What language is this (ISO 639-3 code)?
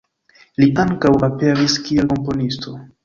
epo